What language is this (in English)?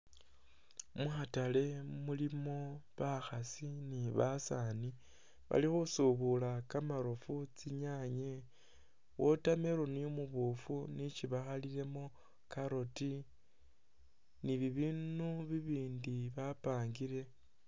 Masaaba